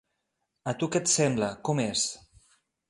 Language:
Catalan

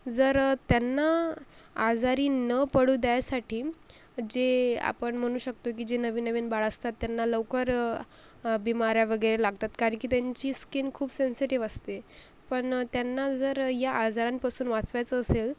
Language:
Marathi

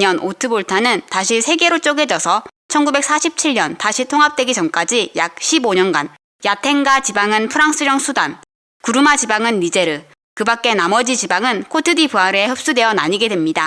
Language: Korean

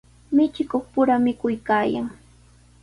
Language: Sihuas Ancash Quechua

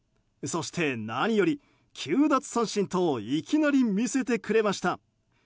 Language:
Japanese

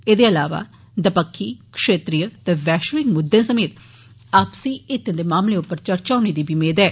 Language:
Dogri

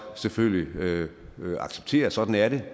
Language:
Danish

